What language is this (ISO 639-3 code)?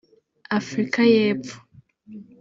kin